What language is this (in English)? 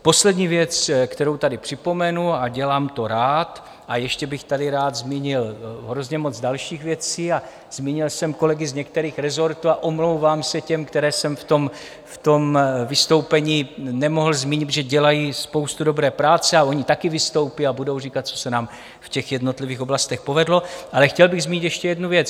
Czech